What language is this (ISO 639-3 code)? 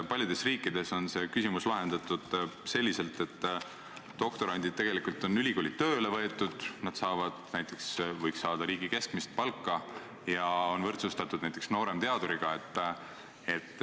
est